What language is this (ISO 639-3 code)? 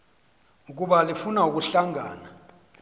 xho